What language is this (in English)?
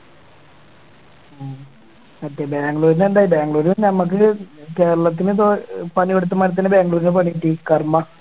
Malayalam